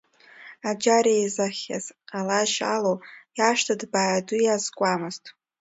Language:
Abkhazian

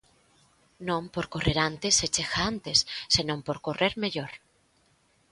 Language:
Galician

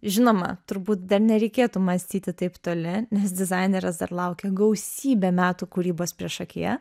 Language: Lithuanian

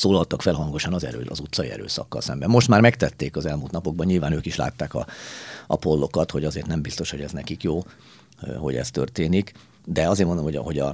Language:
Hungarian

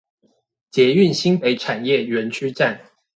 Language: Chinese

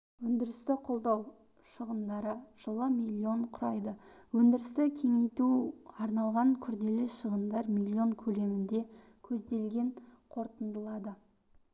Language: Kazakh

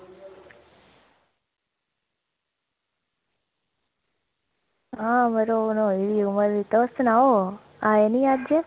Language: Dogri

